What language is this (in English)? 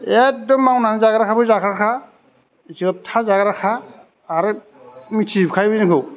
Bodo